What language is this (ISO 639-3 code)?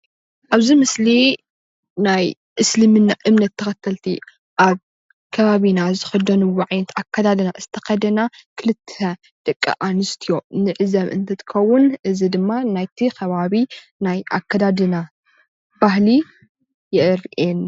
tir